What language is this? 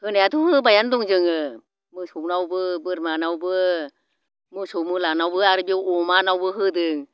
Bodo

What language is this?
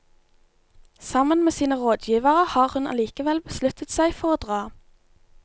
Norwegian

